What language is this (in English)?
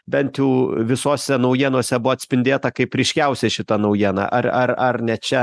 Lithuanian